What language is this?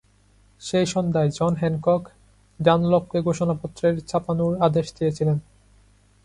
Bangla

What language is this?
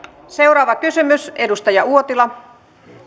Finnish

